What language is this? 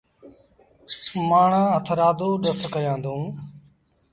Sindhi Bhil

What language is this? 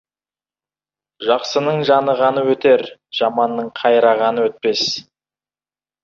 Kazakh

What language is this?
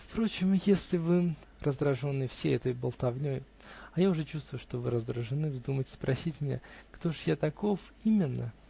Russian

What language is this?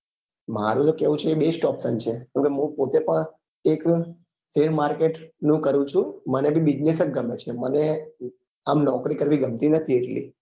Gujarati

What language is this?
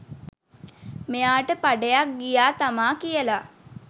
Sinhala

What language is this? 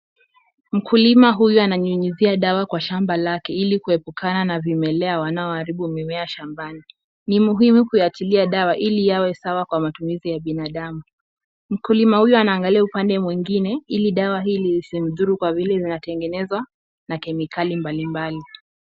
Swahili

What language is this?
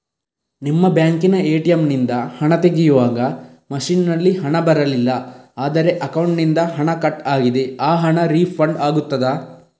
Kannada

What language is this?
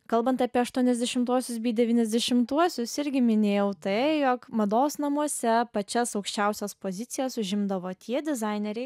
Lithuanian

